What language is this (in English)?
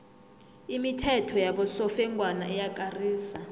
South Ndebele